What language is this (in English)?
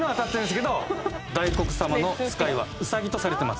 Japanese